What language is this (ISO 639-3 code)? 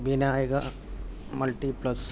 mal